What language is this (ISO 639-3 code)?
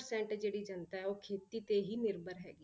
pan